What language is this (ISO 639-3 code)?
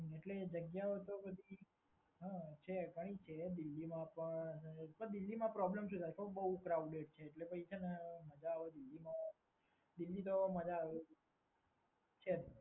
guj